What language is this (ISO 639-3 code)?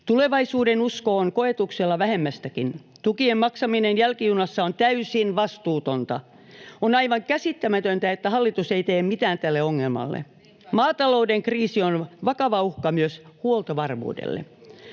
fin